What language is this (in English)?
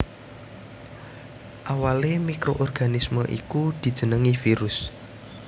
Javanese